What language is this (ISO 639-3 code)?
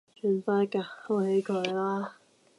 yue